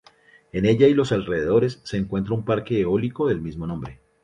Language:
Spanish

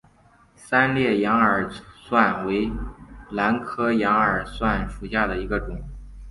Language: Chinese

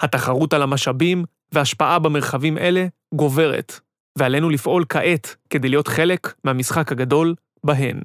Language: Hebrew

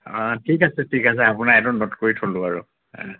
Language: Assamese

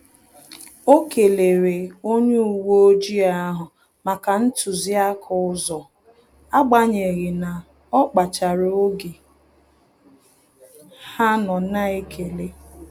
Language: Igbo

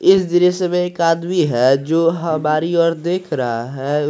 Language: Hindi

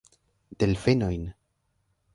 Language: Esperanto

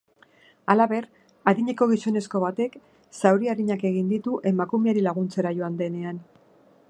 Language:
Basque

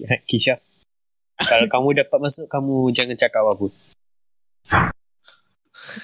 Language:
Malay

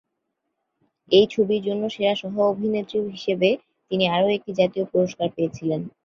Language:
Bangla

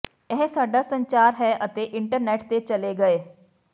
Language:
Punjabi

